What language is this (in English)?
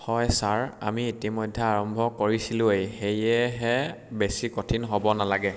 Assamese